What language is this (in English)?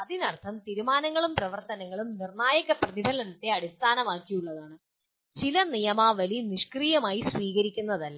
Malayalam